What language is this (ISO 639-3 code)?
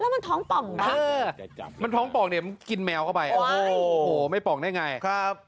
tha